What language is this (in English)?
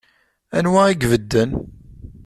Kabyle